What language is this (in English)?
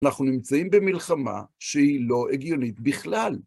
Hebrew